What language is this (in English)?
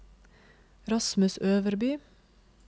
Norwegian